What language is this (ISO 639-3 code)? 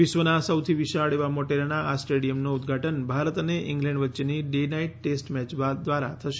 guj